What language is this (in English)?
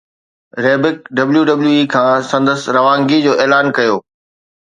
Sindhi